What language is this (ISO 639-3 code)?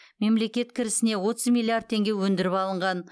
kaz